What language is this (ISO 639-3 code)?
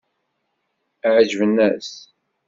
kab